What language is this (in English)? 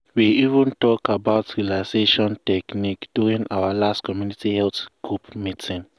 Nigerian Pidgin